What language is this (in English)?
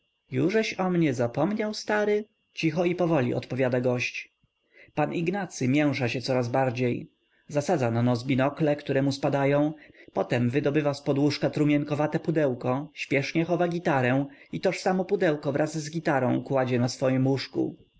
Polish